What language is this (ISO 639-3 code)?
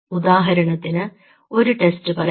mal